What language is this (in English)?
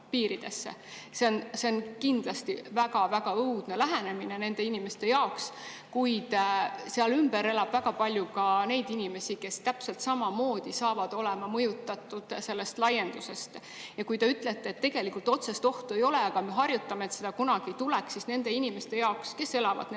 Estonian